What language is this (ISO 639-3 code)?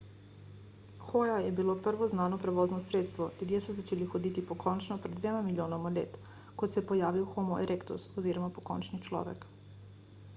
slv